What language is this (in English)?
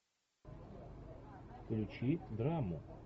Russian